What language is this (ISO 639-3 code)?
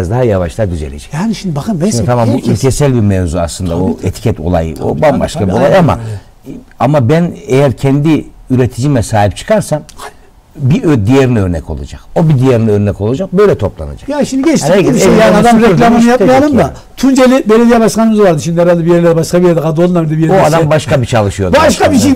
tur